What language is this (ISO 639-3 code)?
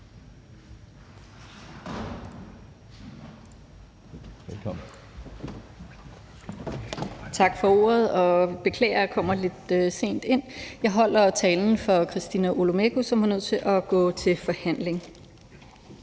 dan